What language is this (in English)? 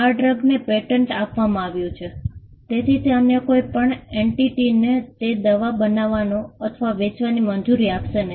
Gujarati